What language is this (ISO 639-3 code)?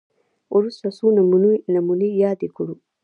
pus